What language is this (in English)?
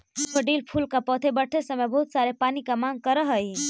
Magahi